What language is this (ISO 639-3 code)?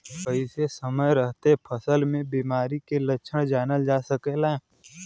bho